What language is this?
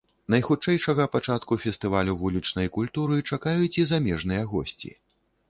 Belarusian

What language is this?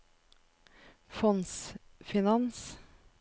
Norwegian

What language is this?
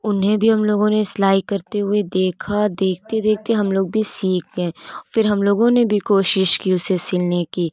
Urdu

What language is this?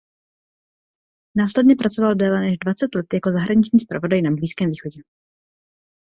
Czech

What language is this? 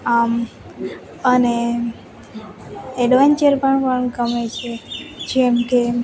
Gujarati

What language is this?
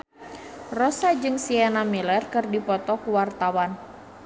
Sundanese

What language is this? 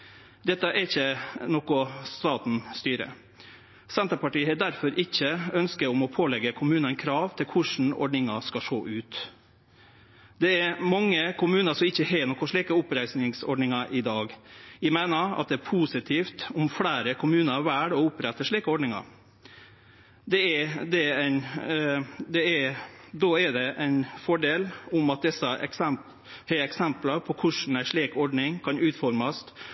Norwegian Nynorsk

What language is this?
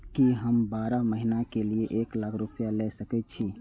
Maithili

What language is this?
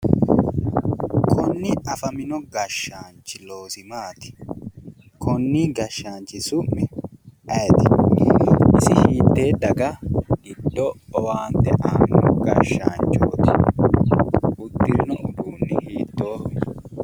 Sidamo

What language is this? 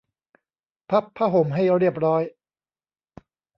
Thai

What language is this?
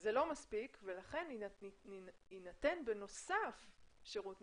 Hebrew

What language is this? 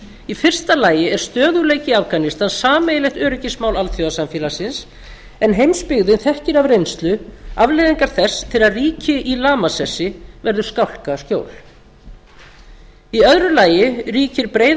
Icelandic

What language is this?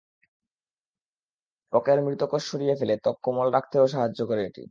Bangla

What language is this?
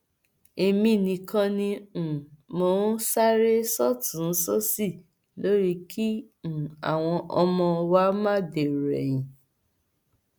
Yoruba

